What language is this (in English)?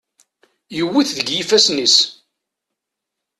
Kabyle